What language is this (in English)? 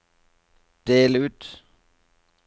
Norwegian